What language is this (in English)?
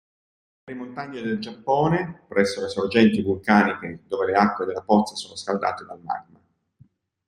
Italian